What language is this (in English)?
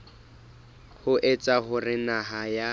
Southern Sotho